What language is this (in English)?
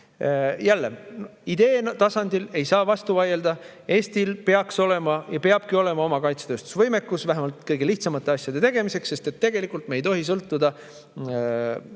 Estonian